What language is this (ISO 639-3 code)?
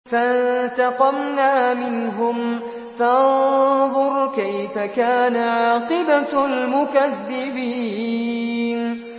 ara